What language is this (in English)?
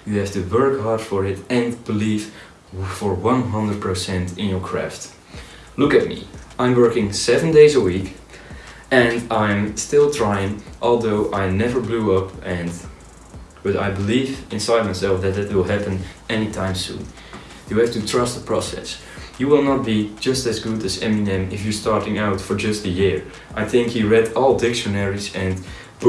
English